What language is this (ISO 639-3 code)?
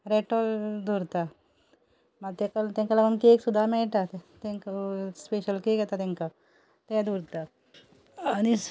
kok